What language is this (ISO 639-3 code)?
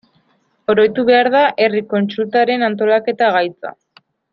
eus